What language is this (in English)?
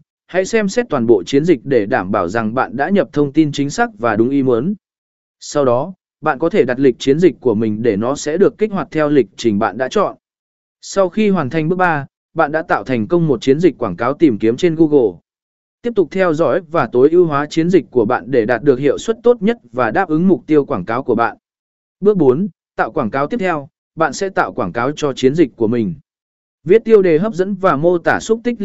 Vietnamese